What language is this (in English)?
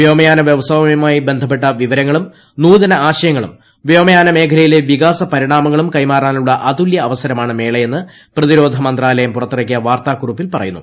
Malayalam